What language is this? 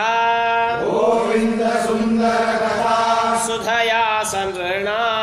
Kannada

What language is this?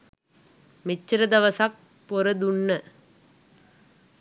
Sinhala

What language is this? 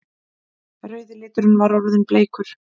Icelandic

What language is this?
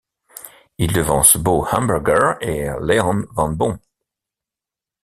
French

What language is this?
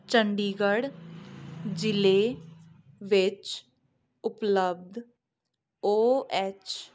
Punjabi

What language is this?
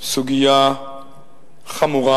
Hebrew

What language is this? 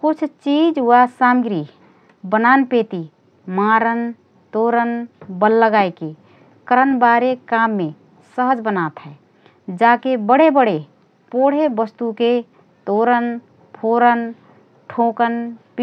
Rana Tharu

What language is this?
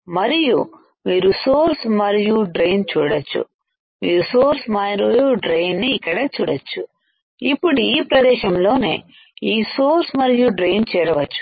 Telugu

